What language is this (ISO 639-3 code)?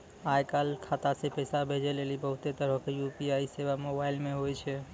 mai